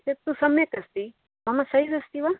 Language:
Sanskrit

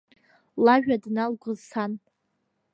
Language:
Abkhazian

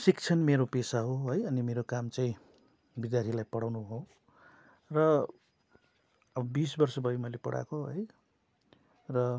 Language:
Nepali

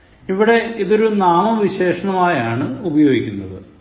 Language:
Malayalam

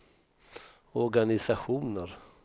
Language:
Swedish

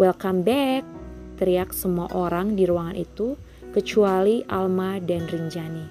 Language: Indonesian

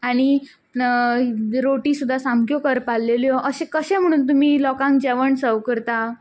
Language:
Konkani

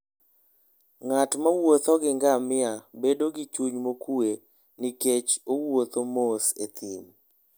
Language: Luo (Kenya and Tanzania)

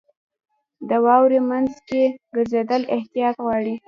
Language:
Pashto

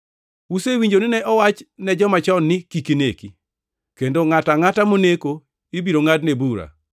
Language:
Luo (Kenya and Tanzania)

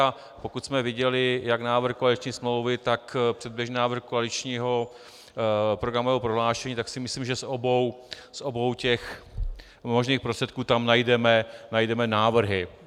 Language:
Czech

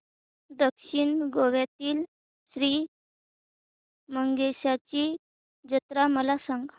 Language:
Marathi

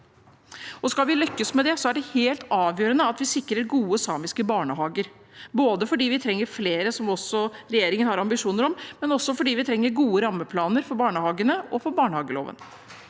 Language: Norwegian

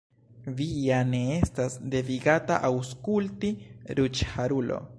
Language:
Esperanto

